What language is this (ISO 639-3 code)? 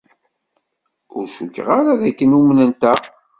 kab